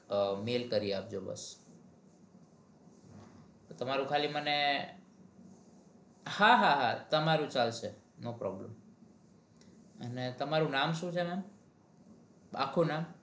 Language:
Gujarati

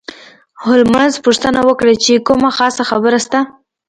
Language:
Pashto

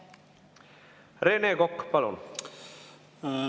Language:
Estonian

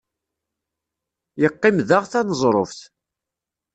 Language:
Kabyle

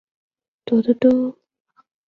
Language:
Chinese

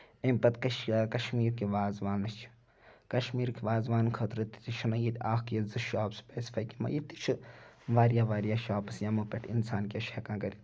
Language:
Kashmiri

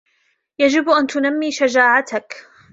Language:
Arabic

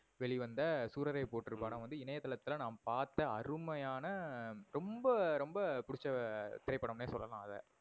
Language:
Tamil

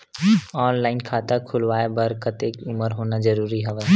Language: Chhattisgarhi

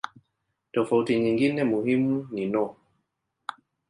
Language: Swahili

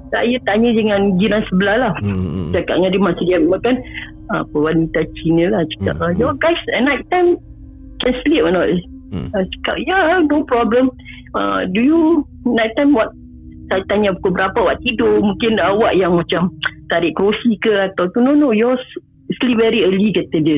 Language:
Malay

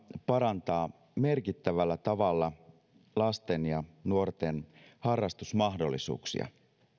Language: Finnish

